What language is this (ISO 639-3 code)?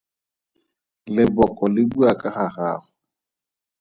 tsn